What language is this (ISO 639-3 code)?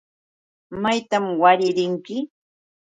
qux